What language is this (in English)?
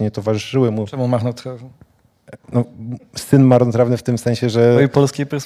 Polish